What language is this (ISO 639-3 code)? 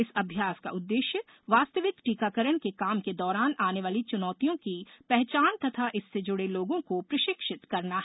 hin